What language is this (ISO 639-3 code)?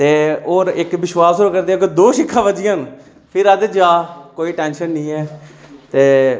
doi